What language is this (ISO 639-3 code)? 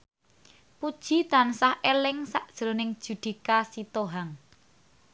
jav